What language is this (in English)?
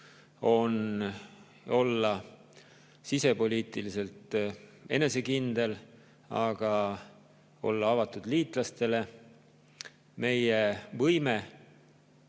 Estonian